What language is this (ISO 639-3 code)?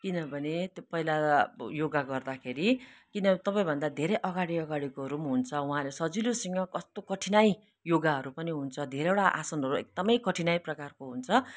nep